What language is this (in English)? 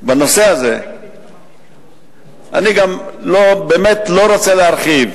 Hebrew